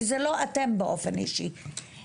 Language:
Hebrew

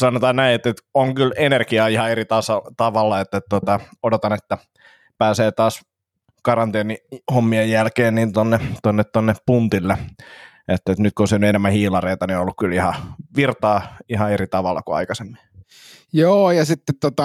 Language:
Finnish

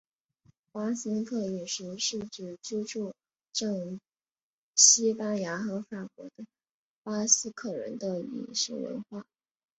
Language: Chinese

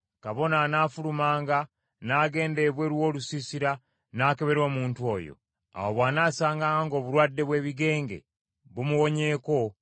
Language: Ganda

